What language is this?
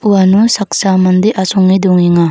Garo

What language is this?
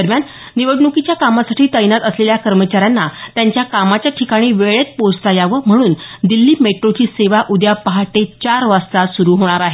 Marathi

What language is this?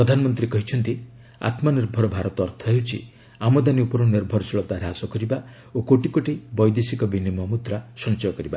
Odia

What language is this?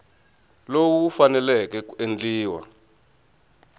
Tsonga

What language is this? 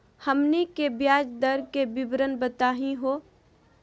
Magahi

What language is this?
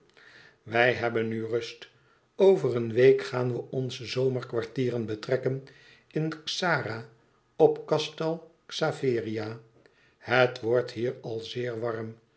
Dutch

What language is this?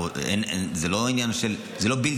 Hebrew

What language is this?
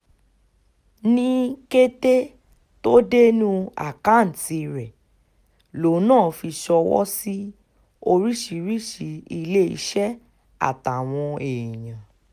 Yoruba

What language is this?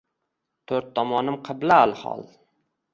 Uzbek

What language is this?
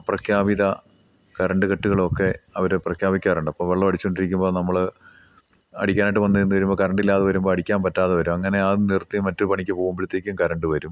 Malayalam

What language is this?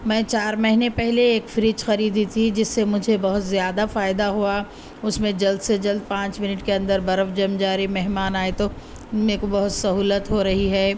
Urdu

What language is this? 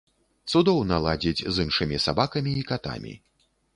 Belarusian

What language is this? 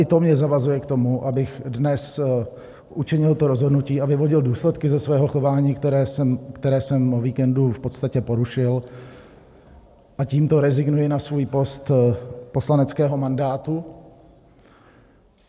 Czech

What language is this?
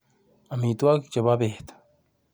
Kalenjin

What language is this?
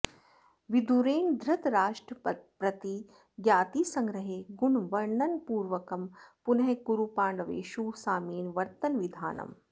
Sanskrit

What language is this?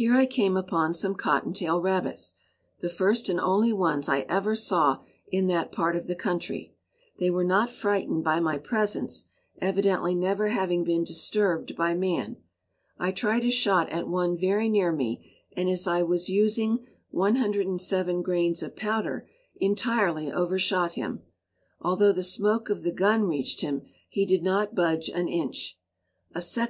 English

